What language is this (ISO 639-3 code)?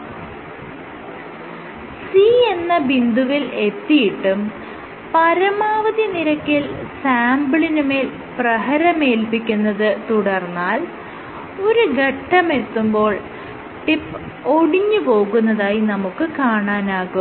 mal